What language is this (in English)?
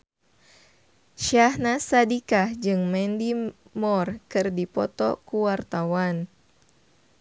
Sundanese